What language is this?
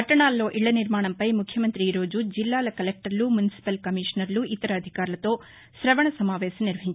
Telugu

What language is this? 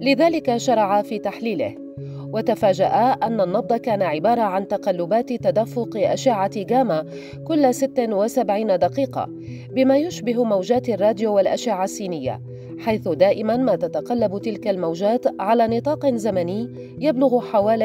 Arabic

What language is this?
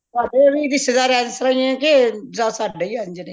Punjabi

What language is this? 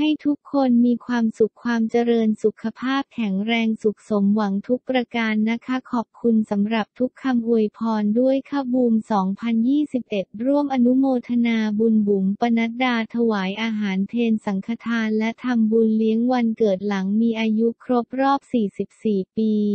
Thai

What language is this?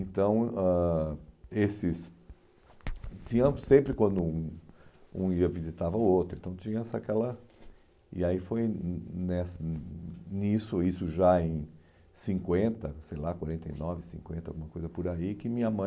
Portuguese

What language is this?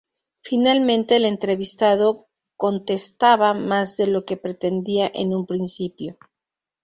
Spanish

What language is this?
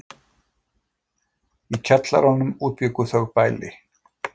Icelandic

